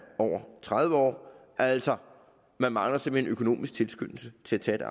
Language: Danish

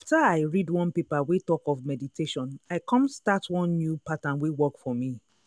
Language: Nigerian Pidgin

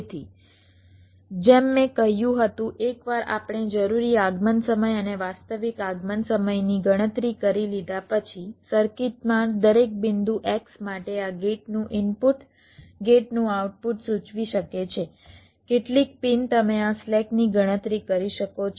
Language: Gujarati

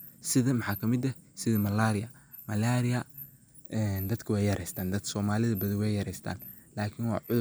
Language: Somali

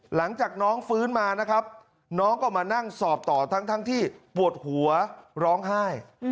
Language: Thai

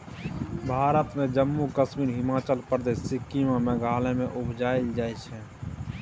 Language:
Maithili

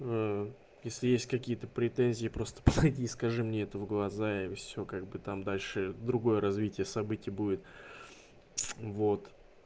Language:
Russian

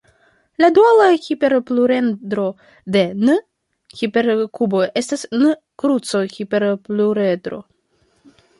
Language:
Esperanto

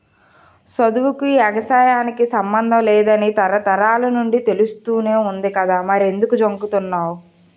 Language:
Telugu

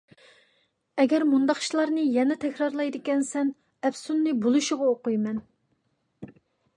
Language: Uyghur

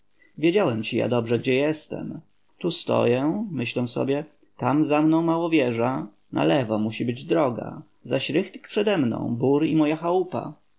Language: Polish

